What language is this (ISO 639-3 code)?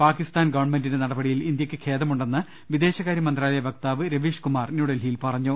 mal